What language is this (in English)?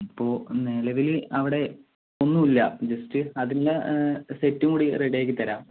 Malayalam